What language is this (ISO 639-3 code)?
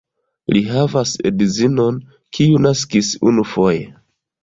epo